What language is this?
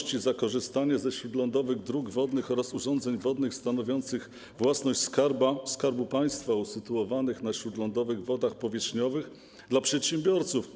Polish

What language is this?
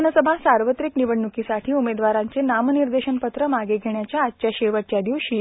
Marathi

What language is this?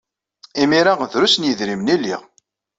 Kabyle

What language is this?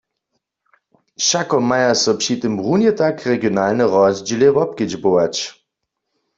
Upper Sorbian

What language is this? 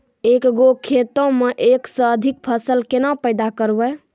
Maithili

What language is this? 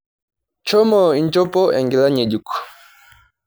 Masai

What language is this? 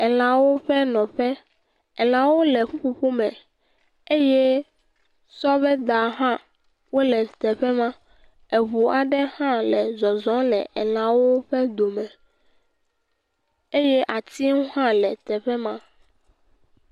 Ewe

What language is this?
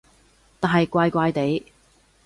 Cantonese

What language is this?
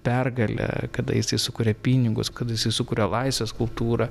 Lithuanian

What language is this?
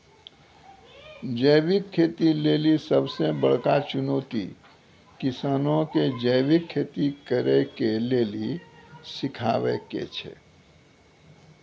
Maithili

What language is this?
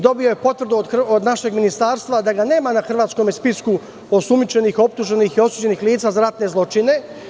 Serbian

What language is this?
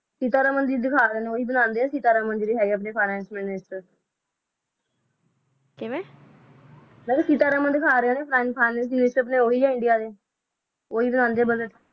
Punjabi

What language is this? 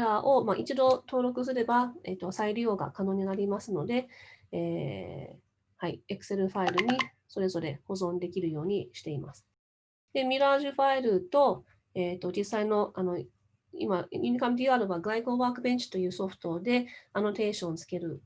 Japanese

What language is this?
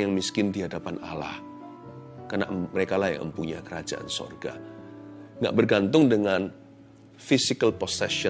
Indonesian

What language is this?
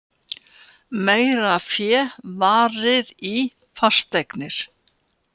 Icelandic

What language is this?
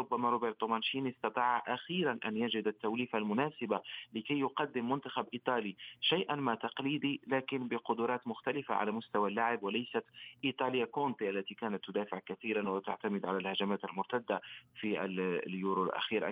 Arabic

